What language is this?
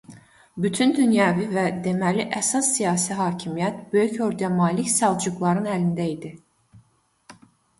Azerbaijani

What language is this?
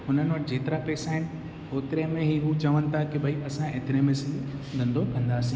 Sindhi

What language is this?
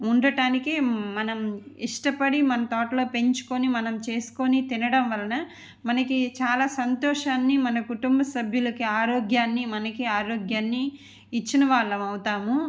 Telugu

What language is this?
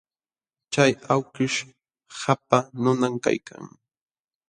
Jauja Wanca Quechua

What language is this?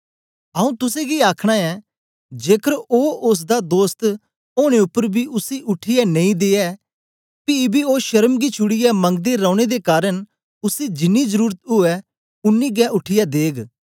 Dogri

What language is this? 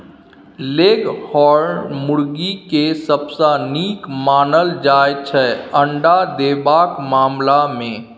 Maithili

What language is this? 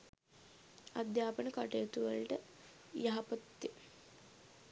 Sinhala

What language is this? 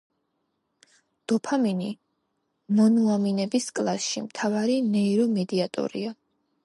Georgian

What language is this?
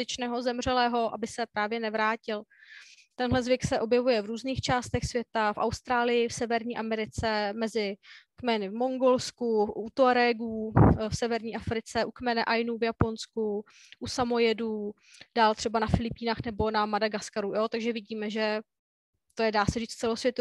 Czech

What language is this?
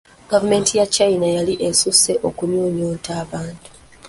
Ganda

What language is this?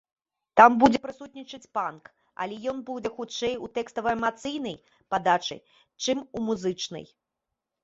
Belarusian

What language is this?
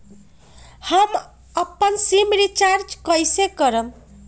Magahi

